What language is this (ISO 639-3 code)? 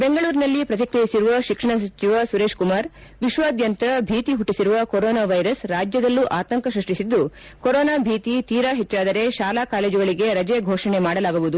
kan